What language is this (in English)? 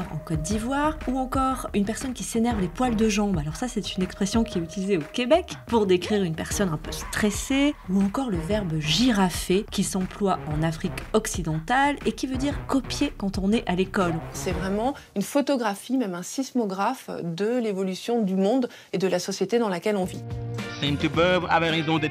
French